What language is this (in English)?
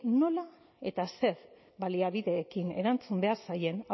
Basque